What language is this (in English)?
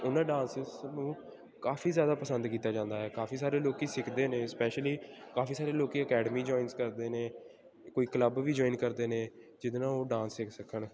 Punjabi